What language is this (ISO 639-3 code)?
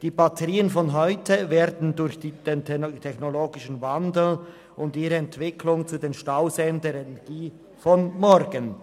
gsw